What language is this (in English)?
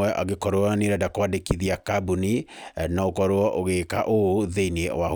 Kikuyu